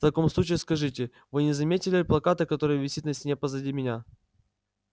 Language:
Russian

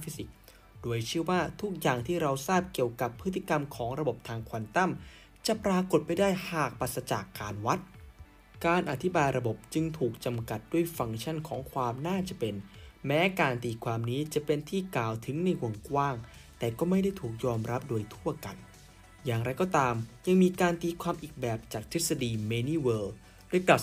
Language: Thai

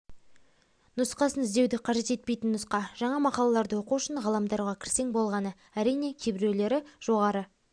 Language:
Kazakh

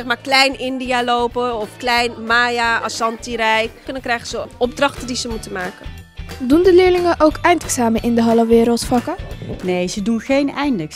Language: Dutch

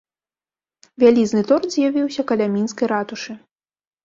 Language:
Belarusian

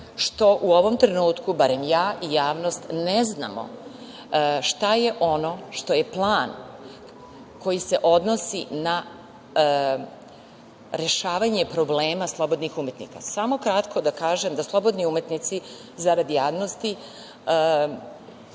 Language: Serbian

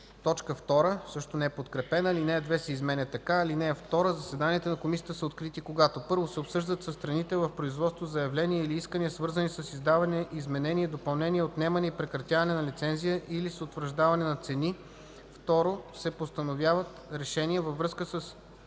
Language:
Bulgarian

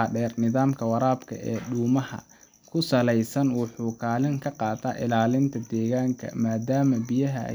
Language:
Somali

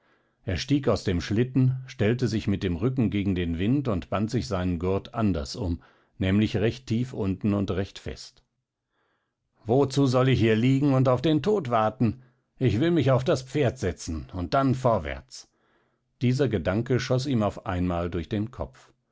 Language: German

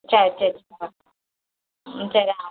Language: Tamil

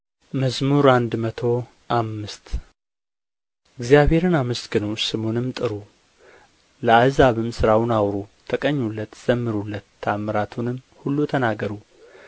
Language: Amharic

